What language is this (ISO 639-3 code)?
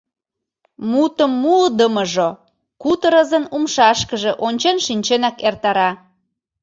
chm